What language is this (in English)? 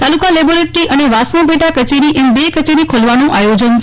Gujarati